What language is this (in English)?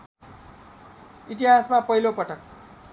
Nepali